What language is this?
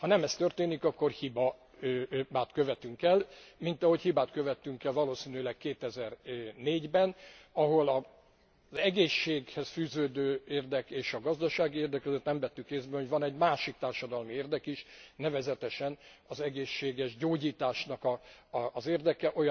Hungarian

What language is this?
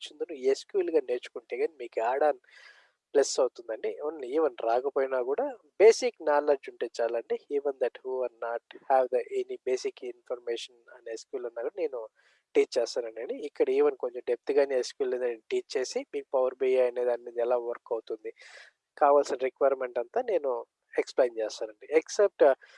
Telugu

